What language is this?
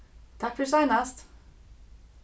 Faroese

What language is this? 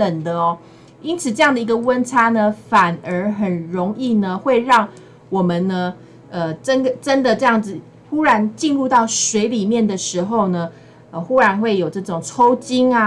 Chinese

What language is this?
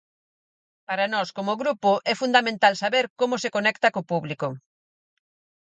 Galician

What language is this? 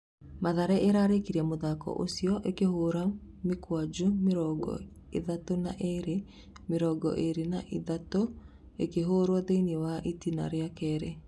Kikuyu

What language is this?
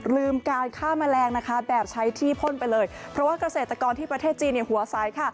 Thai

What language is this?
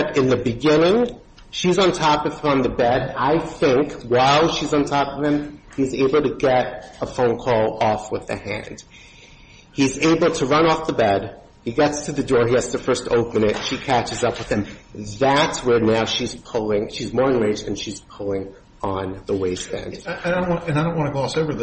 English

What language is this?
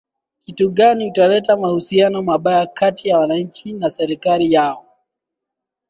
Swahili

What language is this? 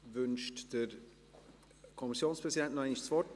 Swiss German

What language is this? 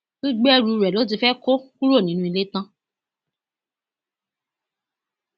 Yoruba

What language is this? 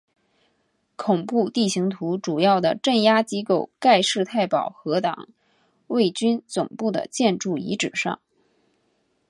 Chinese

